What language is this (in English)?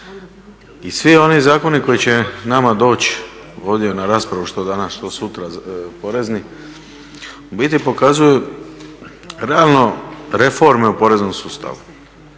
Croatian